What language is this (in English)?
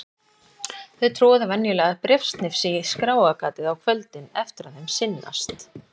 Icelandic